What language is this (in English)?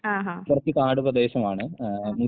Malayalam